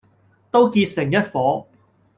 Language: Cantonese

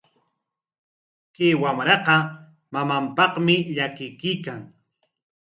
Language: Corongo Ancash Quechua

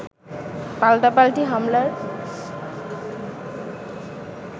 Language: Bangla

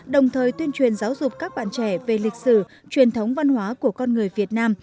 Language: Vietnamese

